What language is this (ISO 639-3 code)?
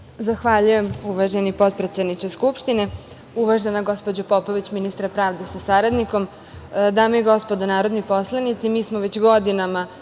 srp